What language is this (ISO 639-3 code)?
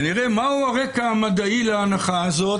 heb